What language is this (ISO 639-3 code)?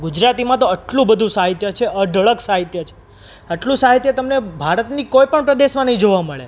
guj